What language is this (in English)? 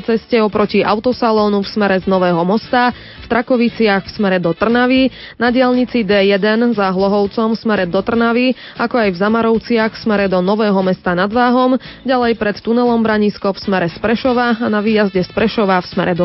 Slovak